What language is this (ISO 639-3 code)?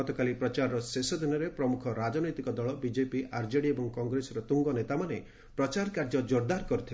ori